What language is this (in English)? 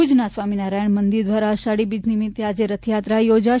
Gujarati